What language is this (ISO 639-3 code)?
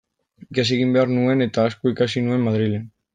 eus